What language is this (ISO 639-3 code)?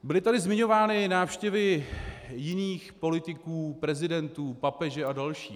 ces